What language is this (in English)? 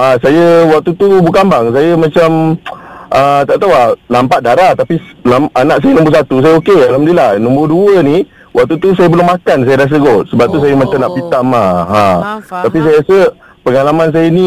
Malay